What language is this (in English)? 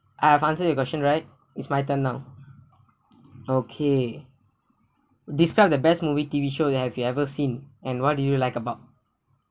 English